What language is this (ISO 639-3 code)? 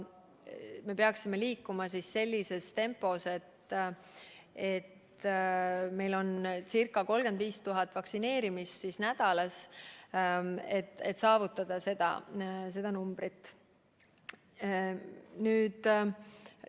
est